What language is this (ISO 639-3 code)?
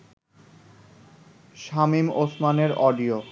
ben